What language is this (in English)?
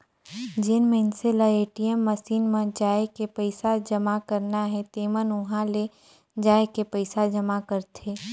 Chhattisgarhi